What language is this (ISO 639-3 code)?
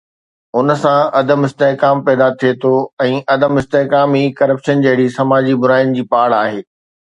snd